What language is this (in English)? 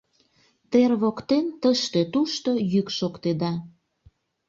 Mari